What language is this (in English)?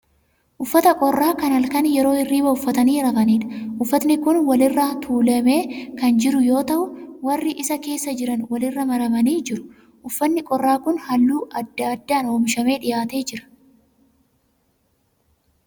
Oromo